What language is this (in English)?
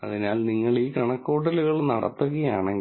Malayalam